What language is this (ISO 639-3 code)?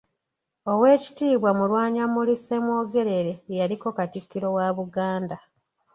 lug